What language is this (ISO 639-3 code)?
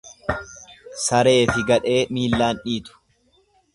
orm